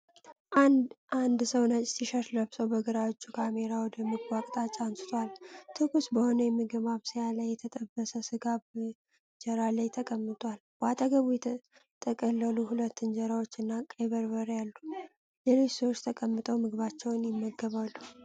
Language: Amharic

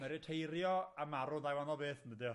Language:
Welsh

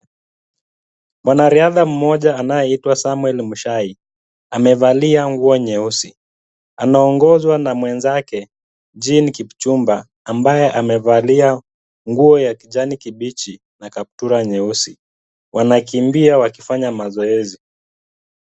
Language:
Swahili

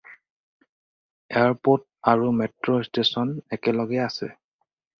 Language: Assamese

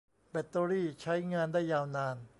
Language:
Thai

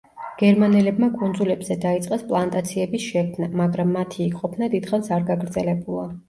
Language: Georgian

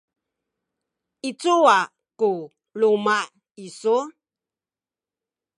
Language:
Sakizaya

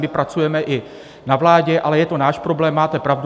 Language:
Czech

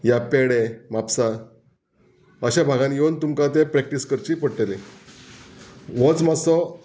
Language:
Konkani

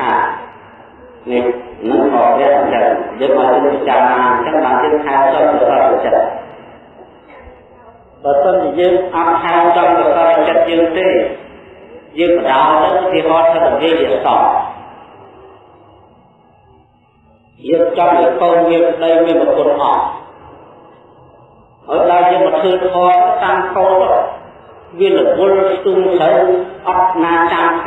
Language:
Indonesian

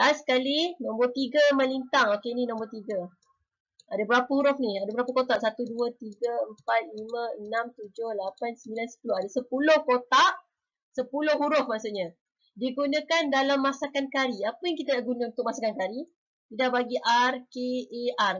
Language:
Malay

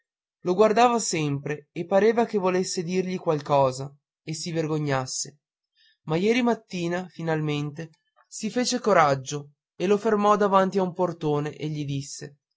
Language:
Italian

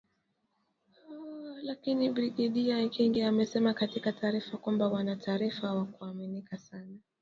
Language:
Swahili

